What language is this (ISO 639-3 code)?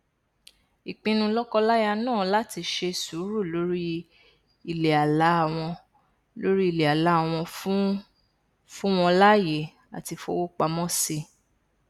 yor